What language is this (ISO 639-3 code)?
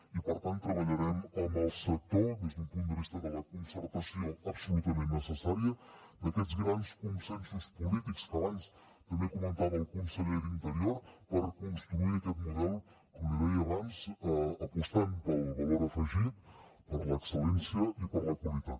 cat